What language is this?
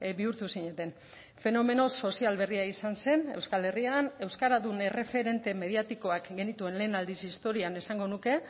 Basque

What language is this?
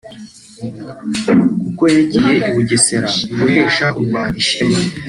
Kinyarwanda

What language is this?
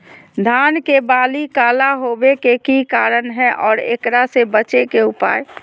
Magahi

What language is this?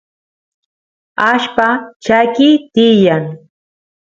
Santiago del Estero Quichua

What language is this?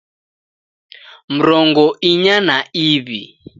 Taita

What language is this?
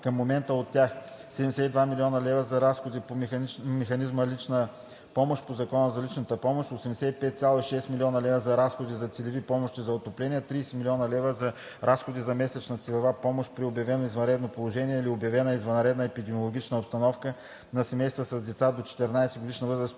Bulgarian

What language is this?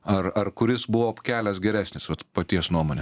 Lithuanian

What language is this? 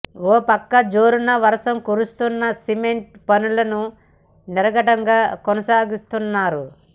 Telugu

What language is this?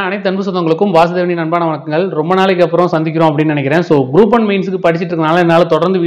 Dutch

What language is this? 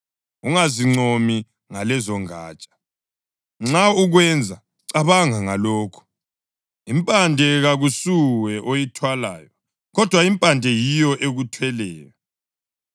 North Ndebele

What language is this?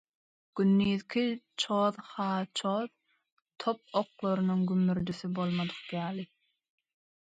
Turkmen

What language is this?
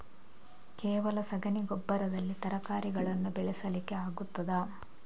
Kannada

